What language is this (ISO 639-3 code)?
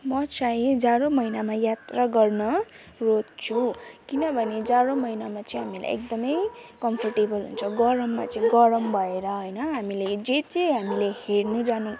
nep